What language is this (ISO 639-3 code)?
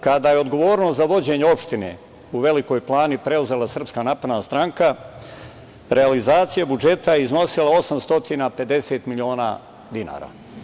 srp